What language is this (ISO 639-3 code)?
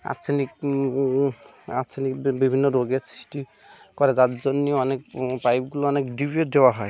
ben